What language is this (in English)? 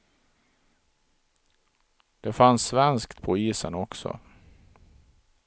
Swedish